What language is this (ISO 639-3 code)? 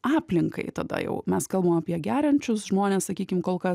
lit